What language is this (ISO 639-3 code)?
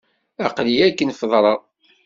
kab